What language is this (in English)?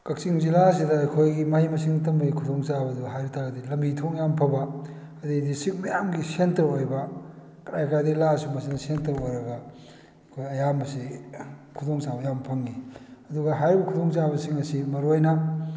Manipuri